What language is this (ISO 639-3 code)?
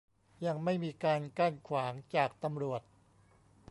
tha